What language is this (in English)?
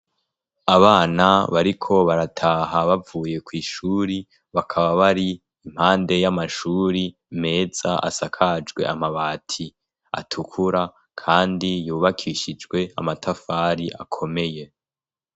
Rundi